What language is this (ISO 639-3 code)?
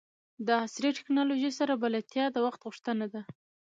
pus